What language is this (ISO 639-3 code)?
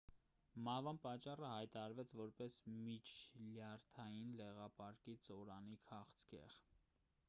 hye